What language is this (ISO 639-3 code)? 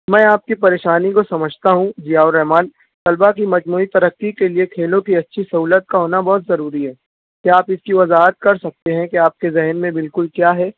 urd